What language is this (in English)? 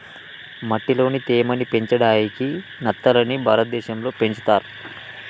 Telugu